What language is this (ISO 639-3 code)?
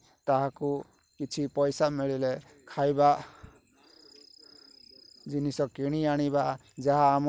ori